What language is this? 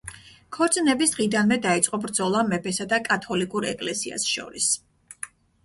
Georgian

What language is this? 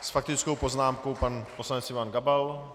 Czech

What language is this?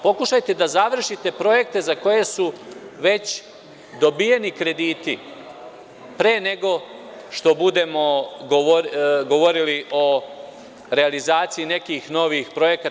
Serbian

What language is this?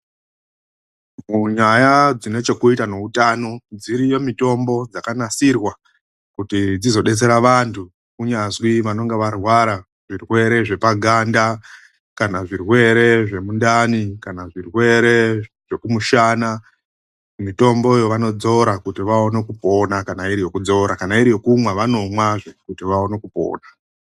Ndau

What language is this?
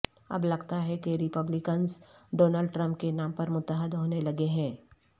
Urdu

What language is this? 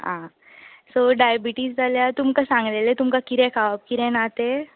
Konkani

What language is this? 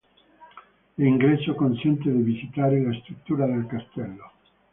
Italian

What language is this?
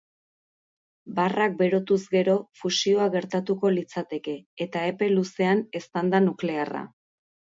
Basque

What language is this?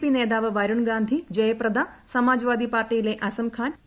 Malayalam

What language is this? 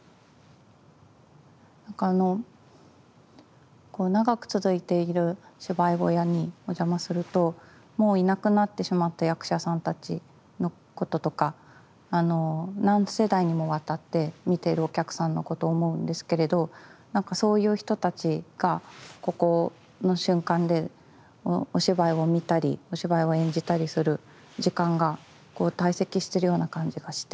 Japanese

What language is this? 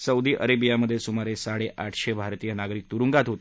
Marathi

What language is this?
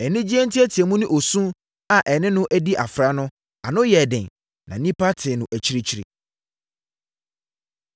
Akan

